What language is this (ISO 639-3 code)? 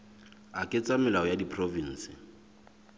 sot